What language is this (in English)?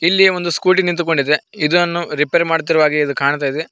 Kannada